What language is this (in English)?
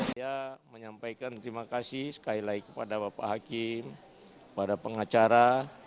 Indonesian